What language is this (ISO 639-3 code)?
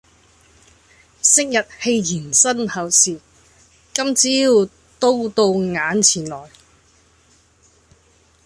yue